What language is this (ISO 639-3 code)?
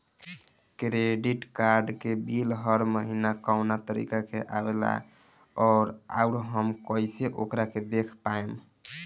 bho